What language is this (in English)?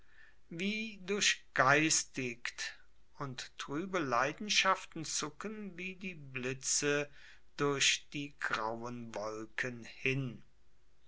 German